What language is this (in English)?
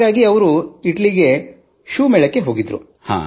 Kannada